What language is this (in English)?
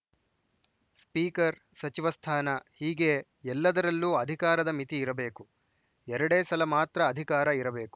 Kannada